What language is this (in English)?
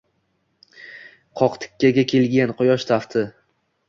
Uzbek